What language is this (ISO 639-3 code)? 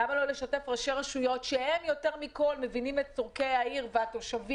heb